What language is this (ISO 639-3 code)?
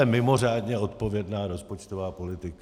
ces